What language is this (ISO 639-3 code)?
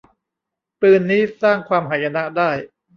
tha